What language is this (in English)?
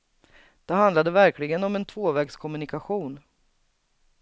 Swedish